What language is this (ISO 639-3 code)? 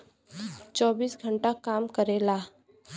bho